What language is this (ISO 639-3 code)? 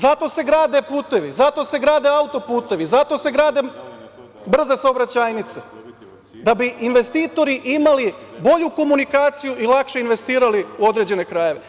srp